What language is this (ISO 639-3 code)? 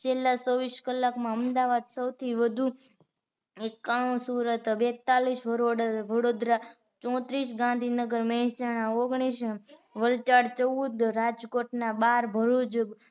guj